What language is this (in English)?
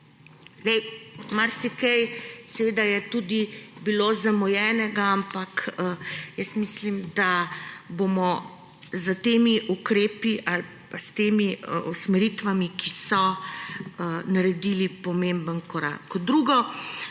Slovenian